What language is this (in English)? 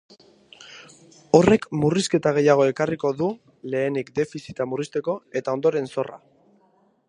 Basque